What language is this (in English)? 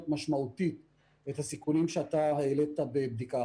Hebrew